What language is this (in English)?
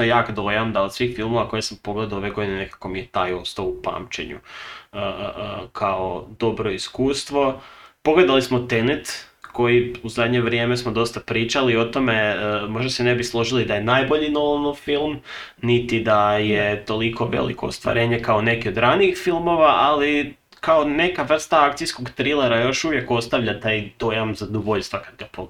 Croatian